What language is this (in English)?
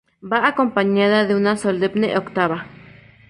Spanish